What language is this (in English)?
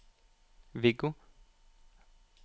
Norwegian